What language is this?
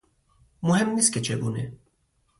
Persian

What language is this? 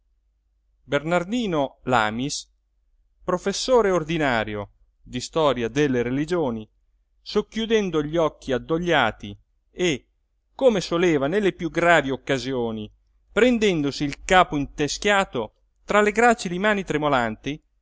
Italian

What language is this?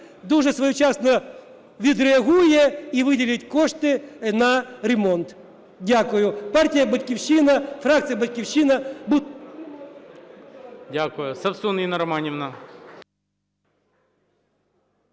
Ukrainian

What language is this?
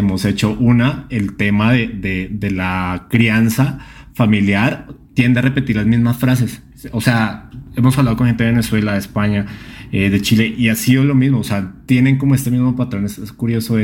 Spanish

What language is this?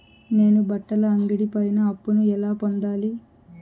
Telugu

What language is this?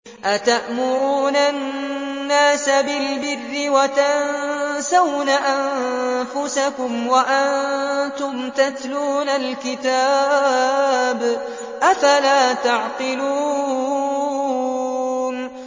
Arabic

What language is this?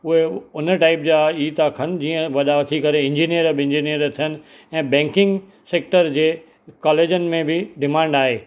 Sindhi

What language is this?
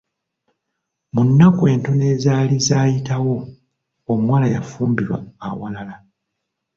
Ganda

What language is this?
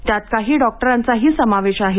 Marathi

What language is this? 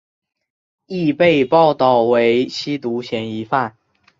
Chinese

